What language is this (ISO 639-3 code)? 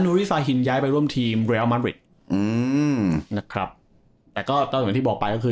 tha